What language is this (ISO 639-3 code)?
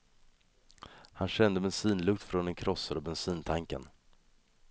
swe